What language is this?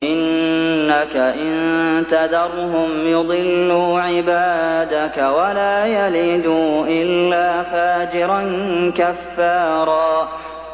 Arabic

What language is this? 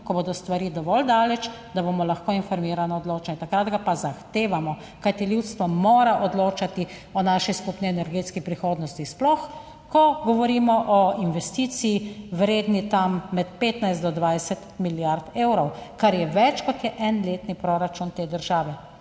Slovenian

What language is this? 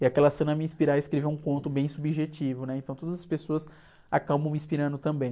Portuguese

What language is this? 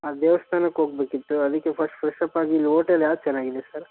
Kannada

